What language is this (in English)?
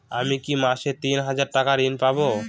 Bangla